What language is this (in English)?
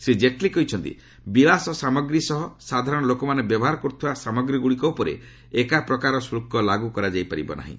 Odia